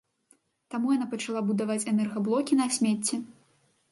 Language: Belarusian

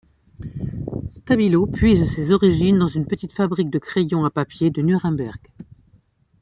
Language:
French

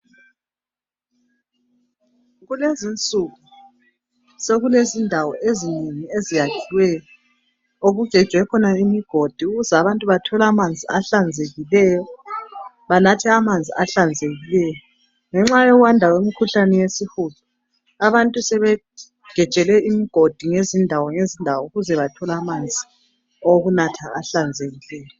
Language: North Ndebele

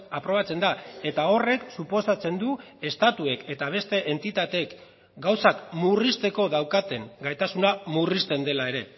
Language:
Basque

